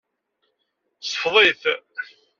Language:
Kabyle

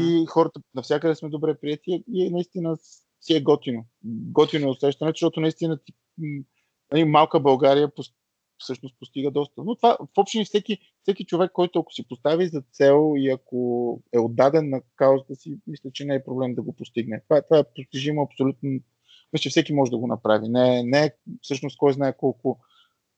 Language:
Bulgarian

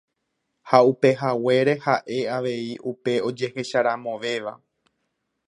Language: Guarani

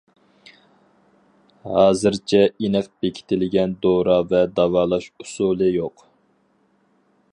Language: Uyghur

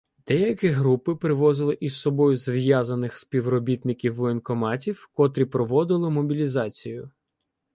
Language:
Ukrainian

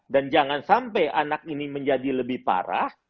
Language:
Indonesian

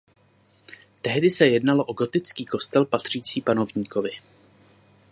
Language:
Czech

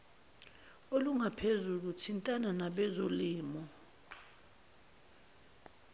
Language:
Zulu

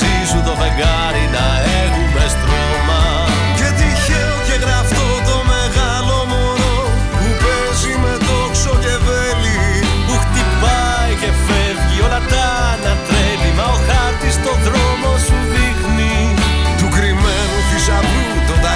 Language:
Greek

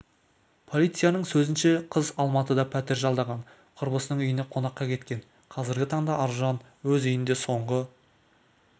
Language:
Kazakh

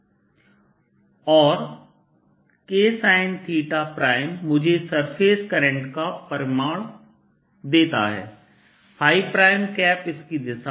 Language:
Hindi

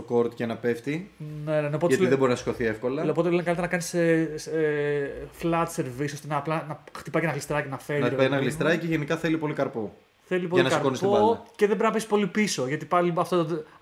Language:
Greek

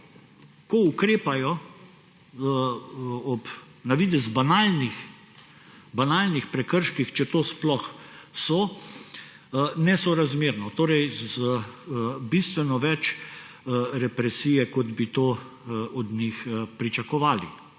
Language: Slovenian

